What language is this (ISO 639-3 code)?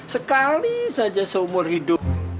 ind